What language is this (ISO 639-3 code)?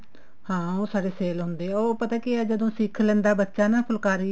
pan